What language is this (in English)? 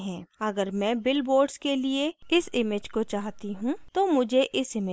Hindi